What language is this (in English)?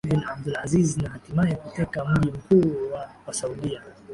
Swahili